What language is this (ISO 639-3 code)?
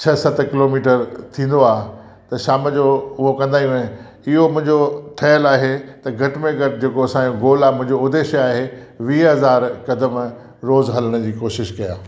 snd